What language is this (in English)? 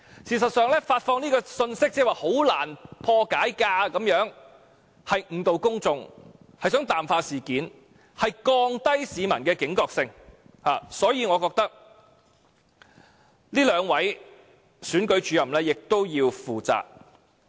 Cantonese